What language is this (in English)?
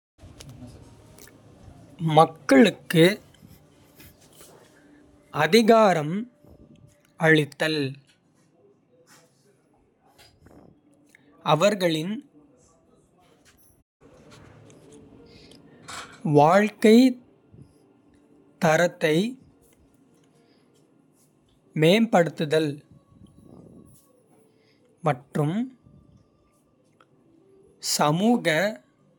Kota (India)